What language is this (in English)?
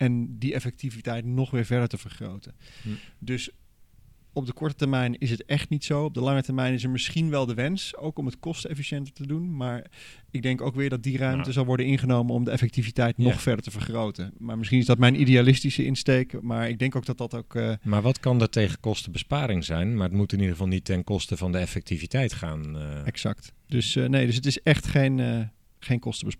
Dutch